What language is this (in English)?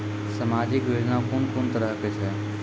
Maithili